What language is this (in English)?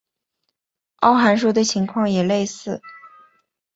Chinese